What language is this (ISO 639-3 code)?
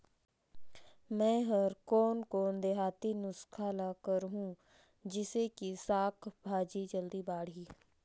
hne